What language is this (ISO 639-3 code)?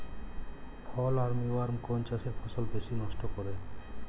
ben